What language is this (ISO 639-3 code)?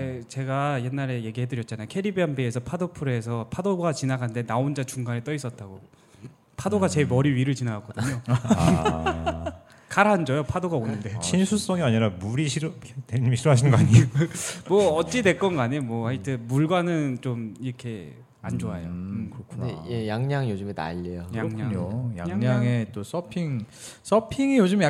kor